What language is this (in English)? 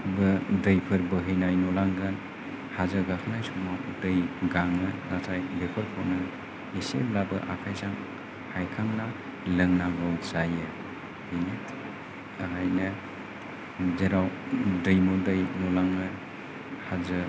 Bodo